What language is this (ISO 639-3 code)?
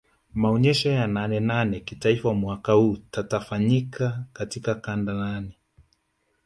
swa